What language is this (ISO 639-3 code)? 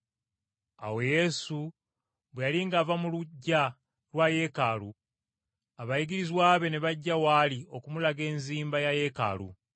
lug